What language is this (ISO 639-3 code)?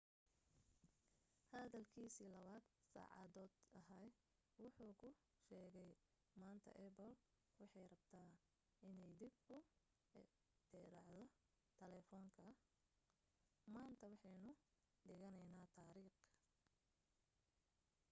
som